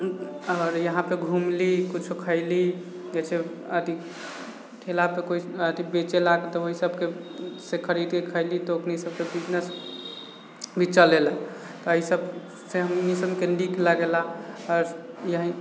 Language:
Maithili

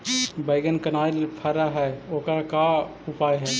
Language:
Magahi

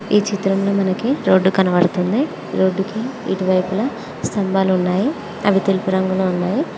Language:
Telugu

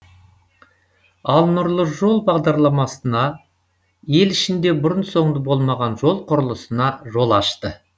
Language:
Kazakh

